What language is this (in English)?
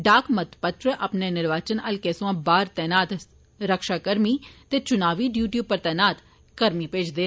Dogri